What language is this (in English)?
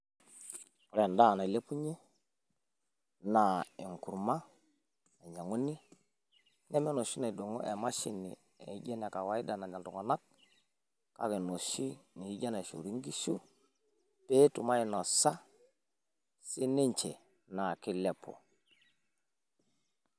Masai